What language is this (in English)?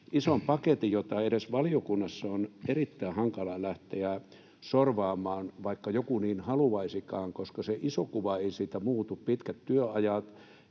Finnish